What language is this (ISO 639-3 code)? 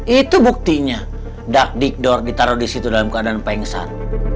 ind